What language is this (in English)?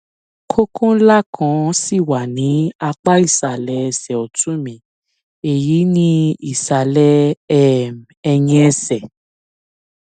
Yoruba